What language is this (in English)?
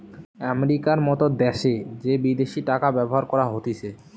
Bangla